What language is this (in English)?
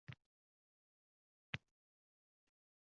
Uzbek